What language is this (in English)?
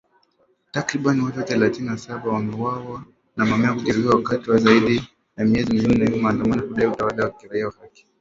Swahili